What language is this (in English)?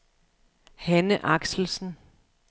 Danish